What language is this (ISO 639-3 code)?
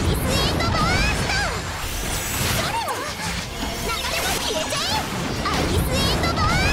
jpn